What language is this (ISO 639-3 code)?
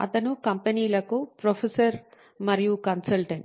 tel